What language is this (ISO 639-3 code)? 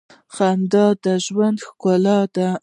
pus